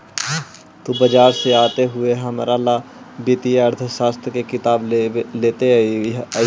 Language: Magahi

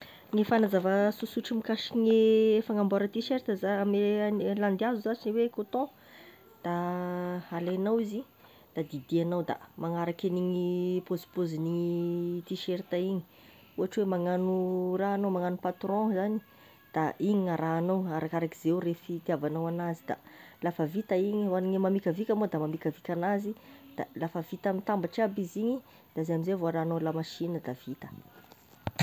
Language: Tesaka Malagasy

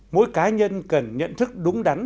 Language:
Vietnamese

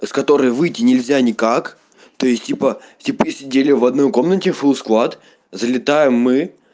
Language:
Russian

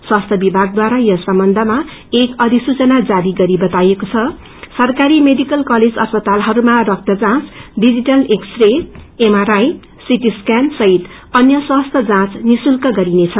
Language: Nepali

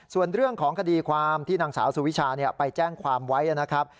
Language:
Thai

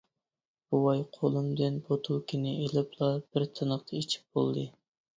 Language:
Uyghur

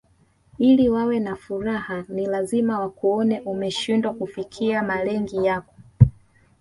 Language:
Swahili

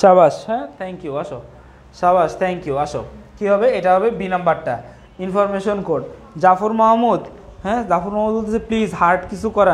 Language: Hindi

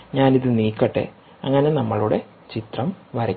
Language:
Malayalam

